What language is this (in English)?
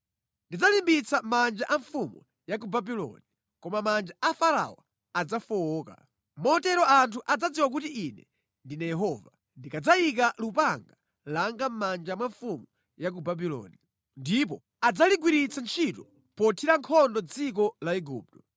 Nyanja